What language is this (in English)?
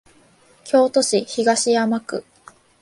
Japanese